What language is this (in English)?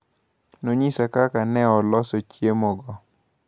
Luo (Kenya and Tanzania)